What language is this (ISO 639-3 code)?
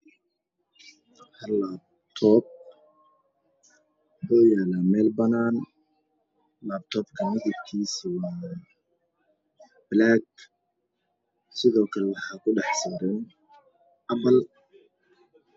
som